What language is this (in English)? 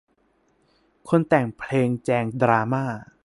Thai